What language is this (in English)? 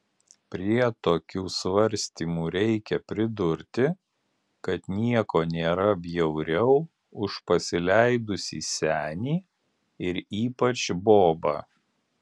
Lithuanian